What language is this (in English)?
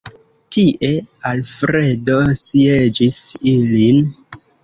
Esperanto